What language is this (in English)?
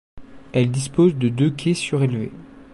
French